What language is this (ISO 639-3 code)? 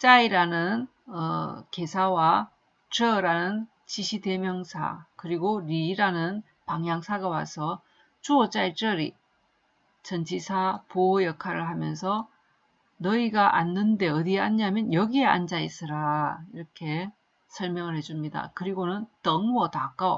kor